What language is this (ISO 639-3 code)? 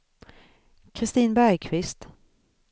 swe